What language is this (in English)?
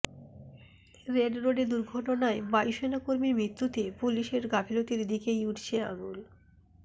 Bangla